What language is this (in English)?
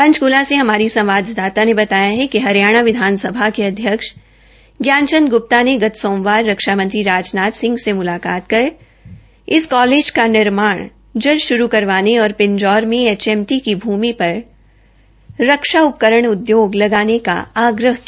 Hindi